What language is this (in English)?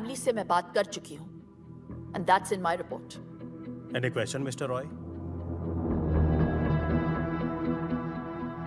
Hindi